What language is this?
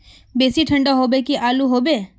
Magahi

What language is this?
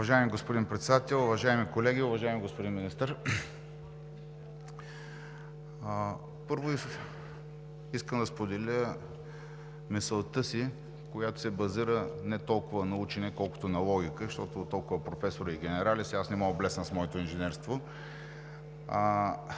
Bulgarian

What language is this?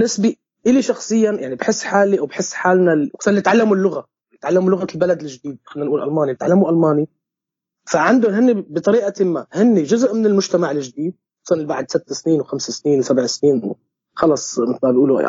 Arabic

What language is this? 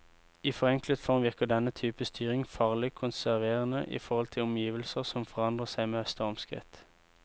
Norwegian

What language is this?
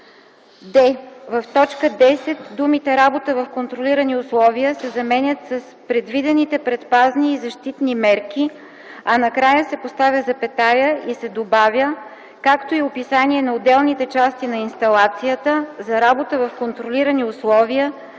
Bulgarian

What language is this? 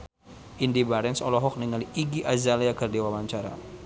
Sundanese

